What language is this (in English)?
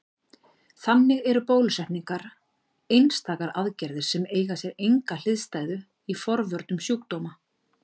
Icelandic